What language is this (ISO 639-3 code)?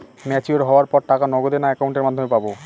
ben